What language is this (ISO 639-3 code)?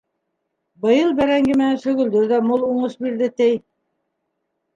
bak